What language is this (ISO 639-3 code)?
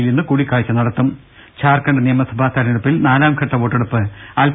mal